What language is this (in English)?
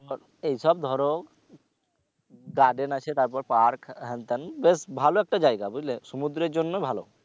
Bangla